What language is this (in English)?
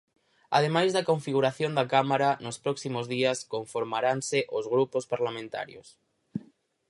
Galician